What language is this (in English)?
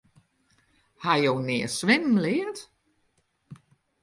Western Frisian